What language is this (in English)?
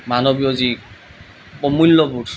Assamese